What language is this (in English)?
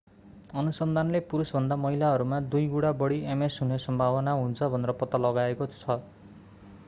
Nepali